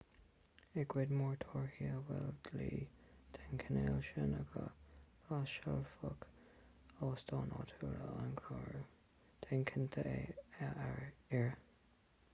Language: Irish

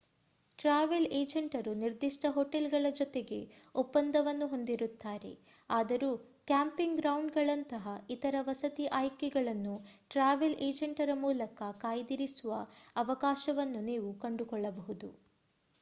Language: Kannada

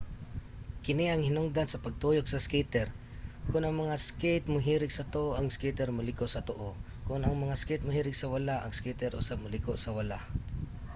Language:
Cebuano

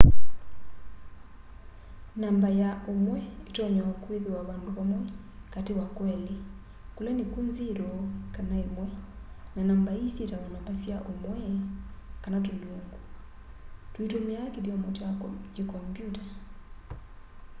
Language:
Kamba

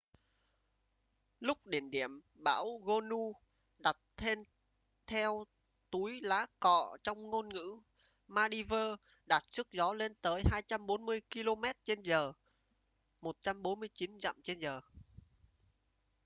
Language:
Vietnamese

